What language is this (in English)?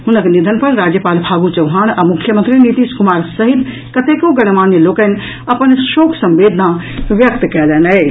Maithili